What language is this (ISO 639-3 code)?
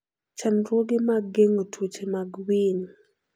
luo